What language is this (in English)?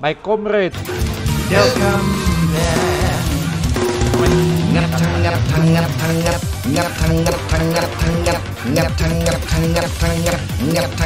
Indonesian